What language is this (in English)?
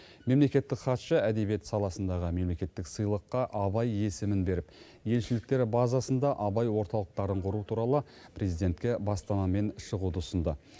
Kazakh